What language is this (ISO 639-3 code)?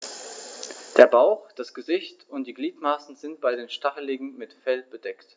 deu